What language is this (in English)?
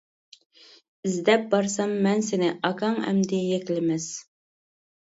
Uyghur